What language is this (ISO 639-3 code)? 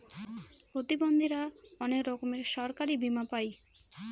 ben